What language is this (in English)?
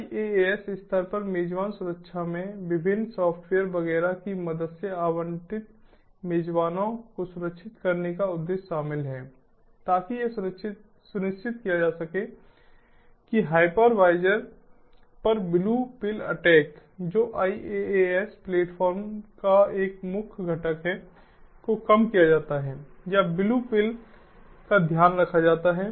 Hindi